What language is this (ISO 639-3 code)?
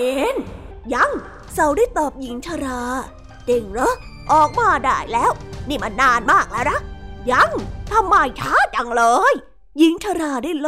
tha